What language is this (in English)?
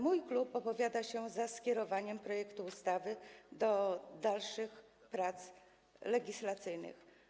Polish